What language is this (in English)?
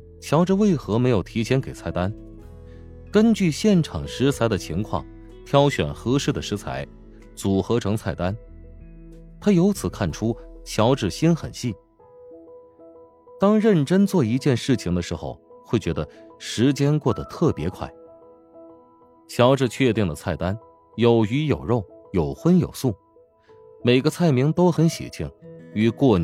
Chinese